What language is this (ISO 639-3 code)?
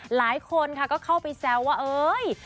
tha